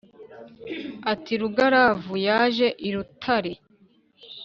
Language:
Kinyarwanda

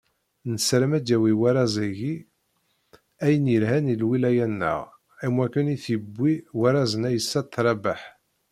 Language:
Kabyle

